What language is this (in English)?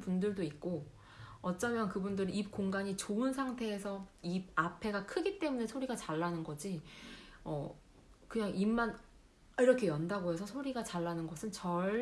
Korean